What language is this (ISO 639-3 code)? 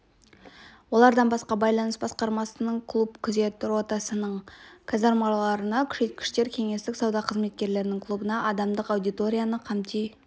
kaz